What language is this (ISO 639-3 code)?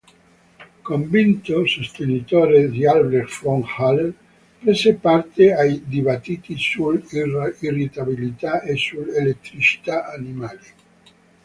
ita